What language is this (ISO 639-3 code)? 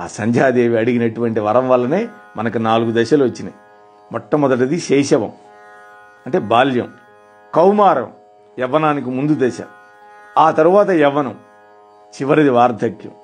tel